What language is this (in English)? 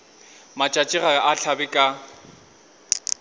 Northern Sotho